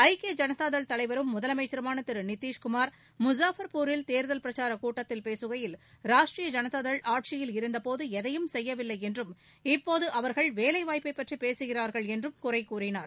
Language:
Tamil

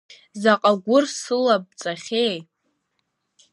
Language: Abkhazian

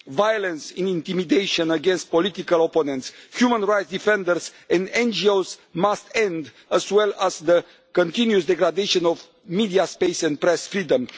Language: English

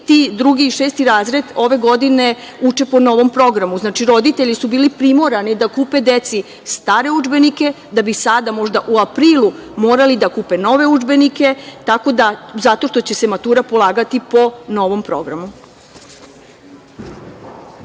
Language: Serbian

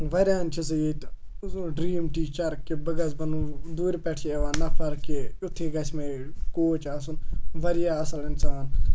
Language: Kashmiri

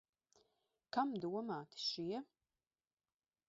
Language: Latvian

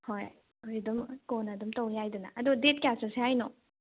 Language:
Manipuri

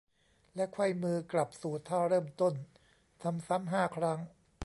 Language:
Thai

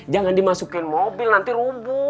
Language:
Indonesian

